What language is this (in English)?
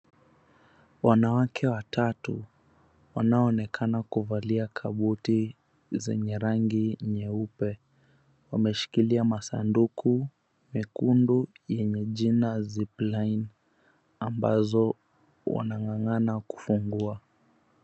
Swahili